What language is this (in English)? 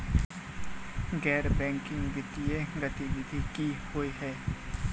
Maithili